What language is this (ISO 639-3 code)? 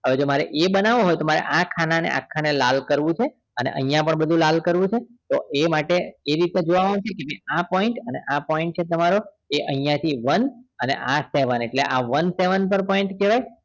guj